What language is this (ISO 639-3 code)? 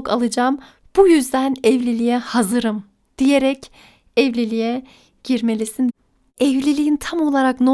tur